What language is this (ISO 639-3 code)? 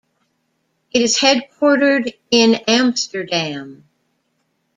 eng